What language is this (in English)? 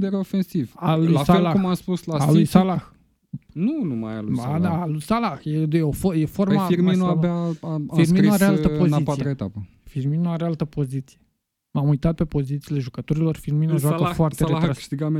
Romanian